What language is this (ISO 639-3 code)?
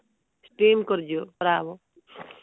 ori